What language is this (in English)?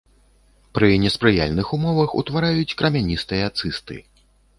Belarusian